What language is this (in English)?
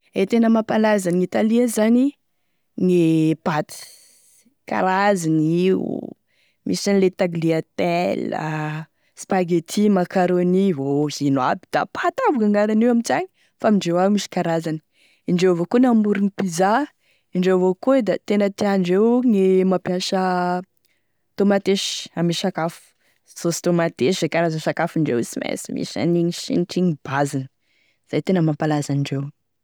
Tesaka Malagasy